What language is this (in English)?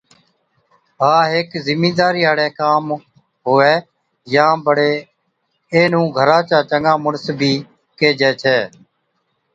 Od